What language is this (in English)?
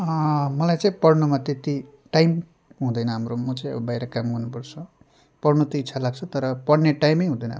Nepali